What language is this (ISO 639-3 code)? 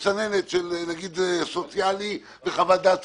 heb